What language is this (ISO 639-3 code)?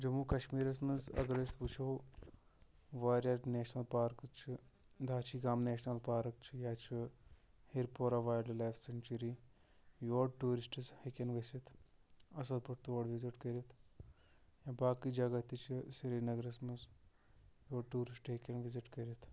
kas